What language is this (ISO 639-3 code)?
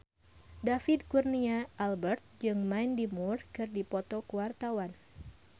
sun